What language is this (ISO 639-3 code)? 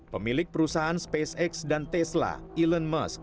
ind